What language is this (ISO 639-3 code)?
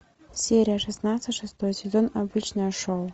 rus